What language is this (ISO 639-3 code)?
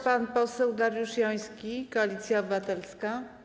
pol